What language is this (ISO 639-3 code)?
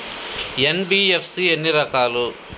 tel